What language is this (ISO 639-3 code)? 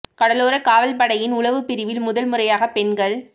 tam